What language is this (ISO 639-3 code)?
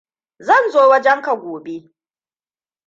hau